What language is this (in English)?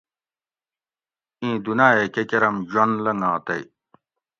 Gawri